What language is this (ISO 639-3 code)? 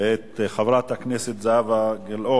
heb